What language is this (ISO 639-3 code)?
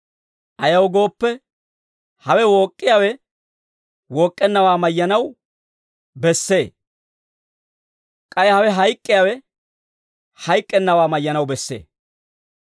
dwr